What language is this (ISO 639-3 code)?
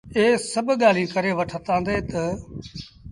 sbn